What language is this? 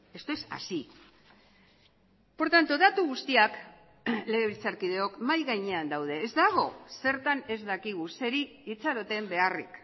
Basque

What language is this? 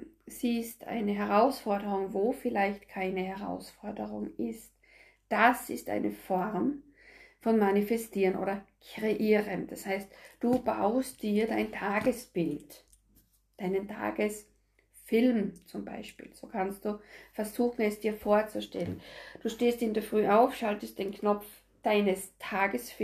German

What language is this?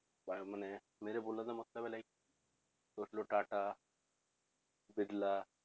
Punjabi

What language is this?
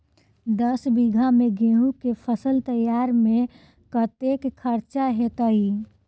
Maithili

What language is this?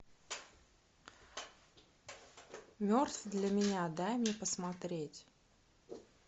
Russian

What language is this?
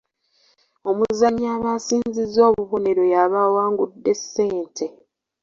Ganda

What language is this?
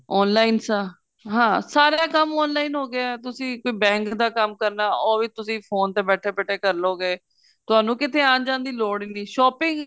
Punjabi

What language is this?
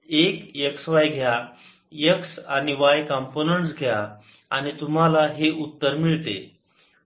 Marathi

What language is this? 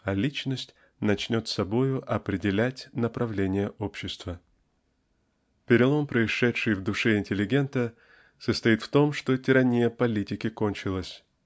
Russian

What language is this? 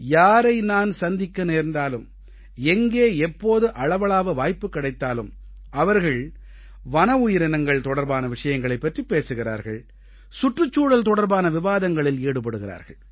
Tamil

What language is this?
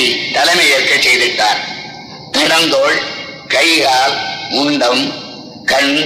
Tamil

